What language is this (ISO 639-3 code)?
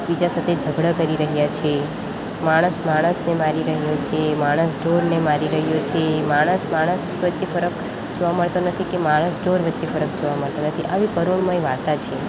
guj